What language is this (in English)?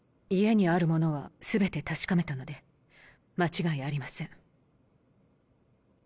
Japanese